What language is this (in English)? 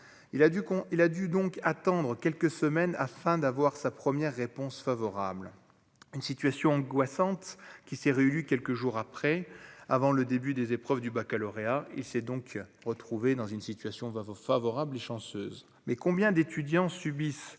French